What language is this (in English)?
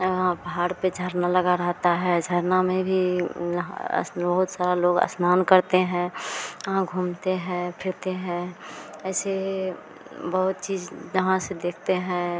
Hindi